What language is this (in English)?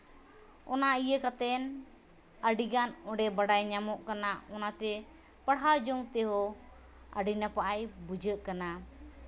Santali